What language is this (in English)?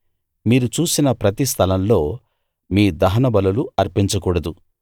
Telugu